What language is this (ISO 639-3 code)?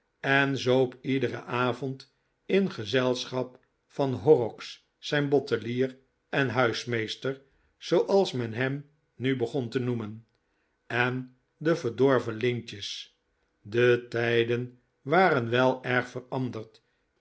nld